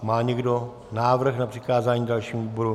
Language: Czech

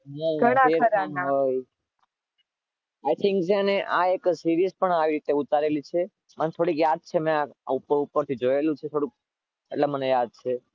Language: Gujarati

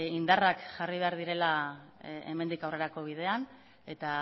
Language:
Basque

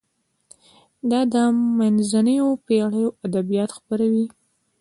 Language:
Pashto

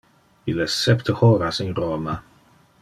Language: Interlingua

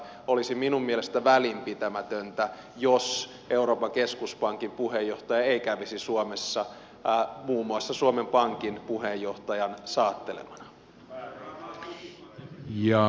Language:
Finnish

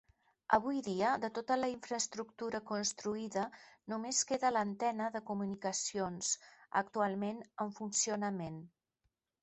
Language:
Catalan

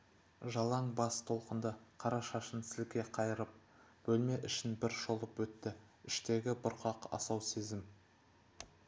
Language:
Kazakh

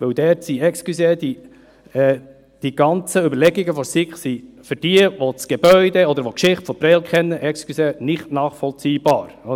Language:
Swiss German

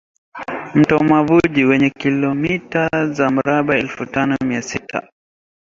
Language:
Swahili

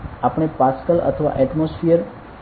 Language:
Gujarati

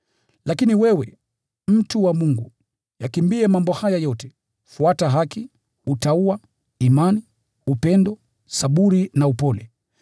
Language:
Swahili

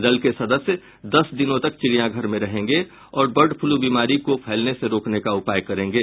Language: Hindi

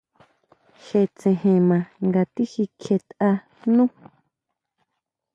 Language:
Huautla Mazatec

